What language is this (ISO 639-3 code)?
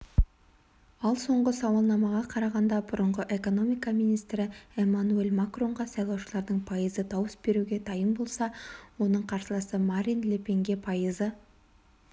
kaz